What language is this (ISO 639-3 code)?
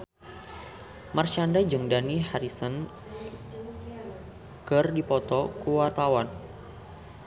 sun